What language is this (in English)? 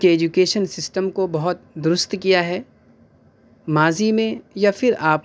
Urdu